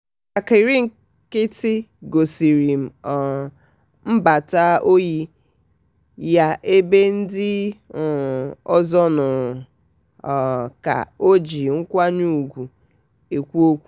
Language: Igbo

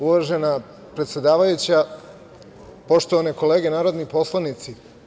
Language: Serbian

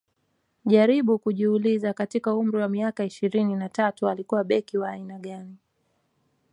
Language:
Swahili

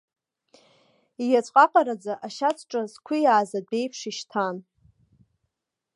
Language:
Abkhazian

